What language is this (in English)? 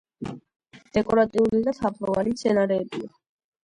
Georgian